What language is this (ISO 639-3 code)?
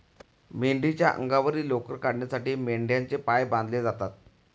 mar